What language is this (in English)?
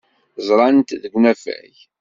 Kabyle